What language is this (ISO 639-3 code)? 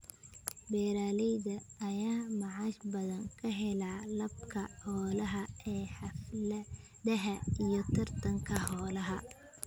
som